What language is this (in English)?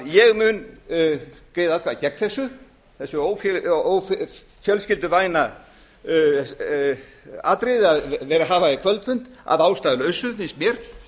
Icelandic